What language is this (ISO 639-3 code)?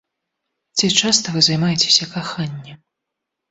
bel